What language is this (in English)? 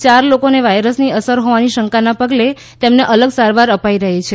Gujarati